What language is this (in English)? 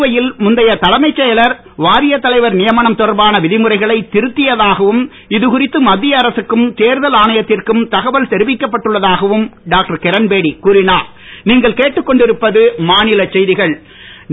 Tamil